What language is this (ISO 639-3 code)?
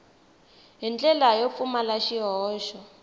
tso